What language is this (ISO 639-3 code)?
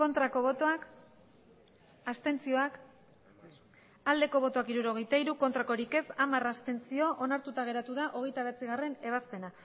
eus